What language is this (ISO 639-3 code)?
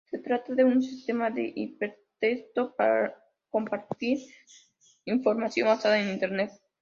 spa